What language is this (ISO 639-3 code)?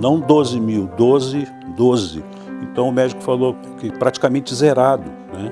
por